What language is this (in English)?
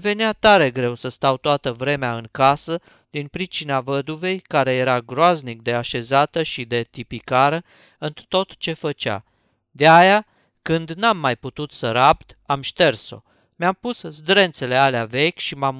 Romanian